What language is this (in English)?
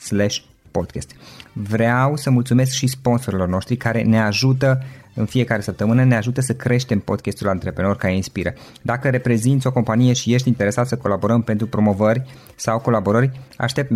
Romanian